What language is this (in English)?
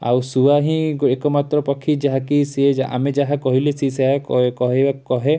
Odia